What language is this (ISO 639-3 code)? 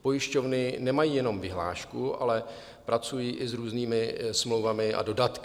ces